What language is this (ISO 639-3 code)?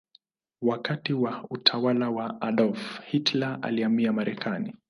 swa